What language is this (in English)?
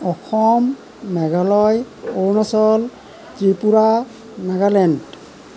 Assamese